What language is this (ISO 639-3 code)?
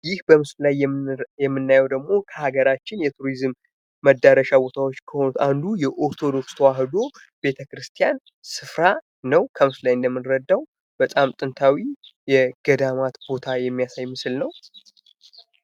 amh